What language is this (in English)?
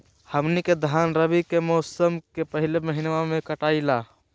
Magahi